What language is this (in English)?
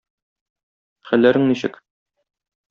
Tatar